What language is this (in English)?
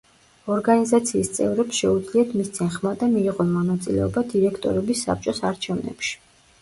Georgian